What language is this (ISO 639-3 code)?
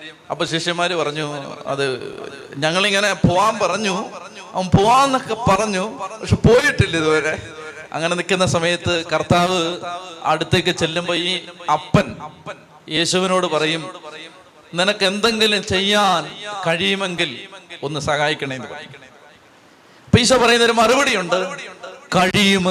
mal